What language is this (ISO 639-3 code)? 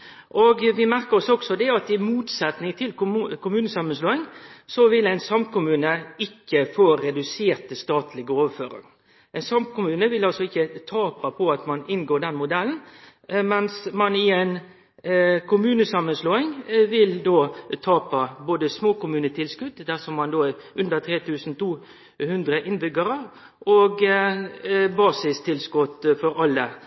nno